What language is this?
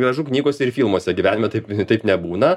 Lithuanian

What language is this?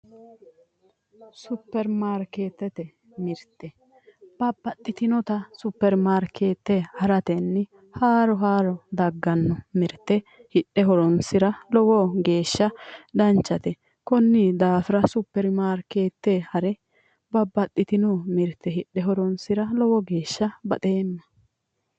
Sidamo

